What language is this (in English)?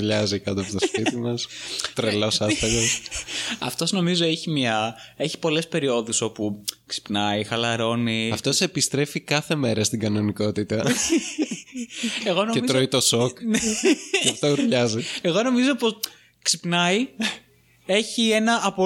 Greek